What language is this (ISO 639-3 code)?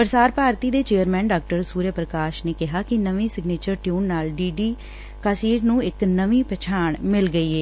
pan